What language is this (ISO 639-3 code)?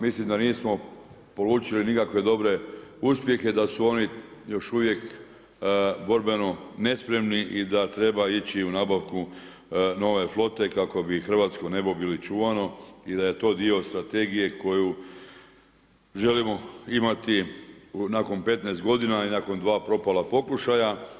hrv